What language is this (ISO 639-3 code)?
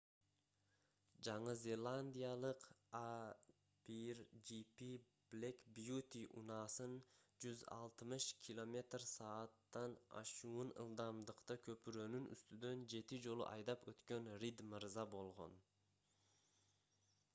kir